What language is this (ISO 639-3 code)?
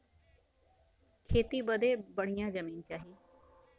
bho